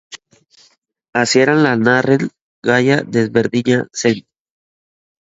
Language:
Basque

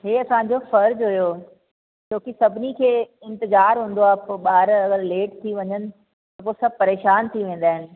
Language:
Sindhi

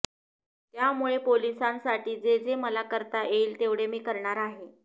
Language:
Marathi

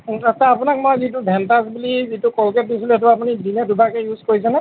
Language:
Assamese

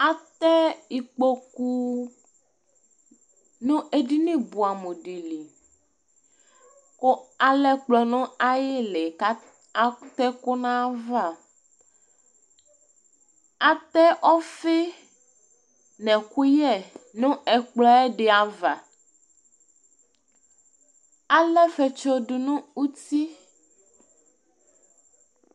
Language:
Ikposo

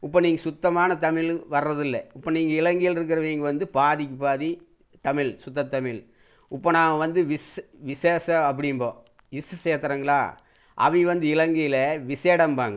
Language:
Tamil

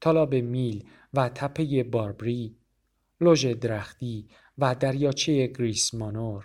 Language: Persian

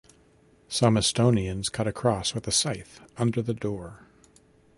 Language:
English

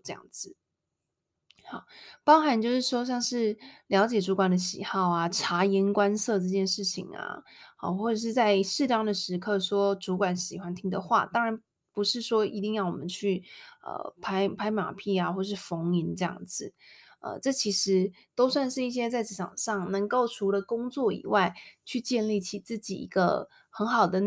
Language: Chinese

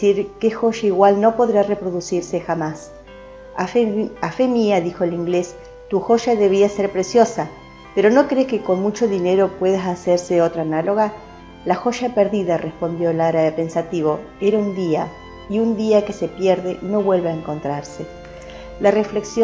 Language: Spanish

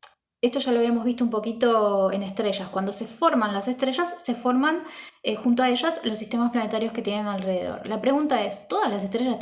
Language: Spanish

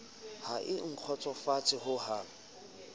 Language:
Southern Sotho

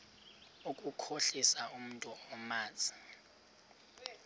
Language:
Xhosa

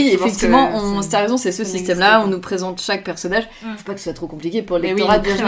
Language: French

